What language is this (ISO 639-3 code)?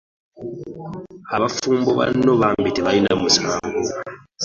lug